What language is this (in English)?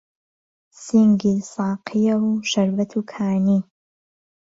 Central Kurdish